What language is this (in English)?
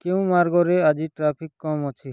Odia